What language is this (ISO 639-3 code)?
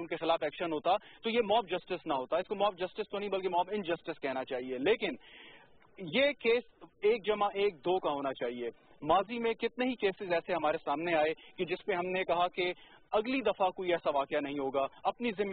hin